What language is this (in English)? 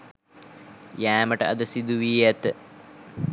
Sinhala